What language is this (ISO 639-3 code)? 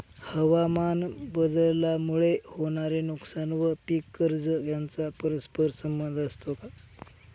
mar